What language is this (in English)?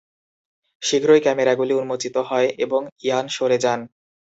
Bangla